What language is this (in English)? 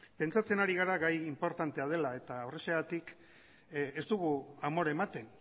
Basque